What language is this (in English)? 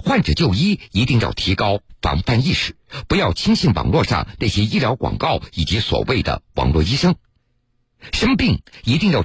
Chinese